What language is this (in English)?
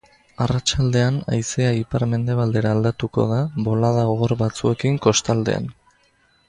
Basque